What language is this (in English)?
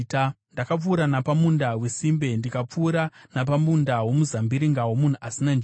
Shona